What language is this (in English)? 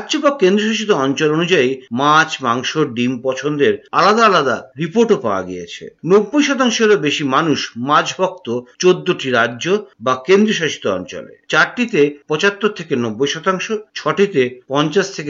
Bangla